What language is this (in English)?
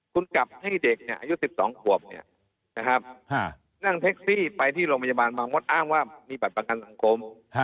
Thai